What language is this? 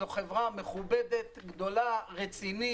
Hebrew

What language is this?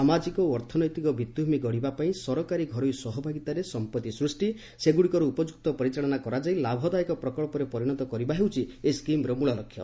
Odia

